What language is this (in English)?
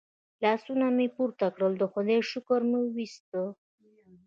Pashto